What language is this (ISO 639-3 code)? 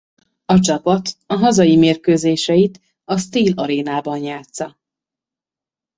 hun